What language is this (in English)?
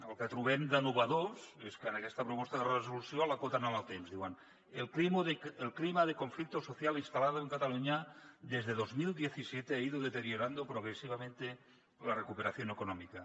Catalan